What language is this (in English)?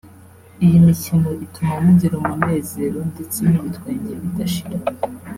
Kinyarwanda